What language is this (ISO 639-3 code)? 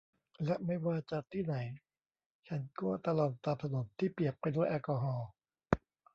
tha